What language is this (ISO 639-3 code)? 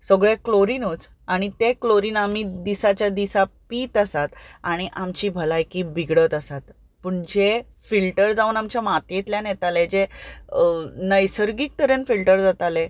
kok